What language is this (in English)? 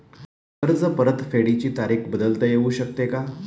Marathi